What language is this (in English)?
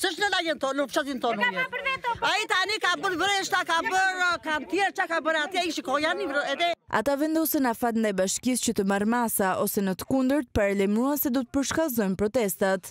Romanian